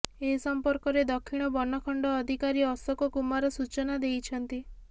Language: Odia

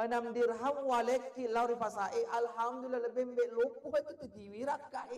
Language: Malay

